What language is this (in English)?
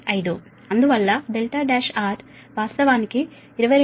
Telugu